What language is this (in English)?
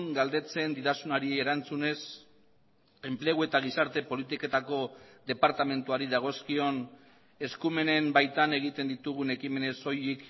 Basque